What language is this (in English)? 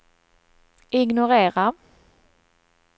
Swedish